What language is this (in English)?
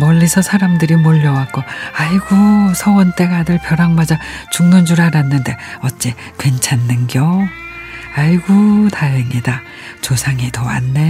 Korean